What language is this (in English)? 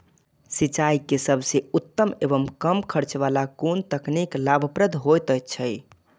Maithili